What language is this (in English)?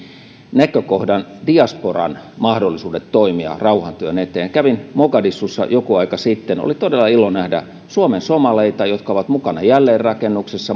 Finnish